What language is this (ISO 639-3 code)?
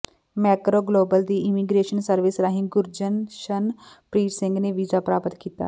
pan